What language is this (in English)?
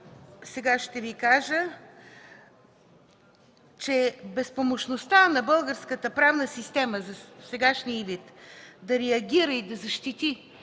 Bulgarian